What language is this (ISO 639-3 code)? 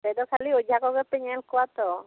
sat